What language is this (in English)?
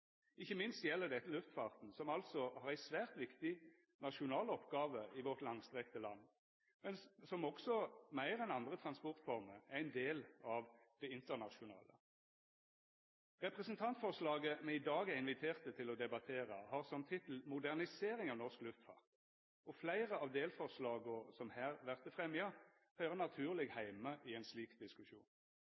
Norwegian Nynorsk